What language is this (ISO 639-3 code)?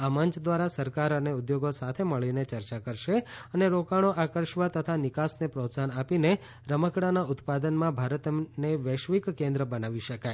guj